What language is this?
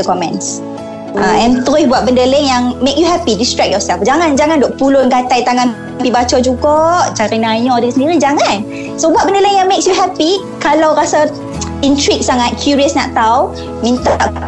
Malay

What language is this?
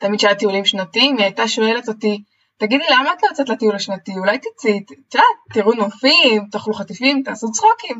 Hebrew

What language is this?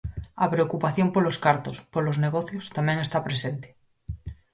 Galician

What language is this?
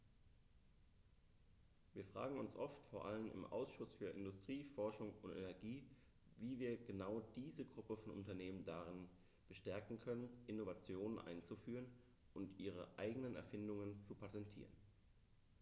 German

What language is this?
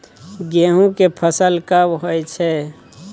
Maithili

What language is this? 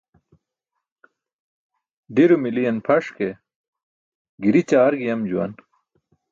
Burushaski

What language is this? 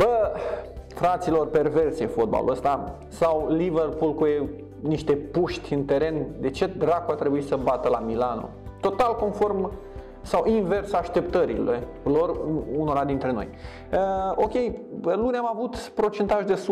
Romanian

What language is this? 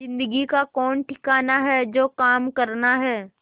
Hindi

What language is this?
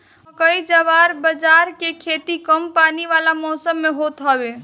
Bhojpuri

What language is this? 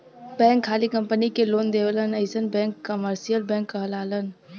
Bhojpuri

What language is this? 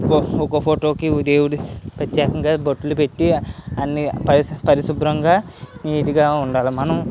Telugu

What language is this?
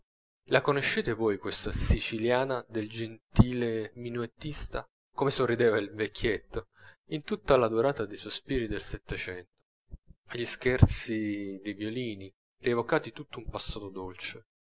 Italian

